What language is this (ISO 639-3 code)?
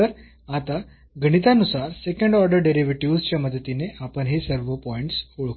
mar